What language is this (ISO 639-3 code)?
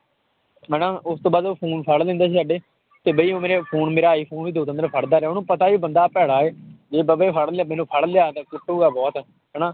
pan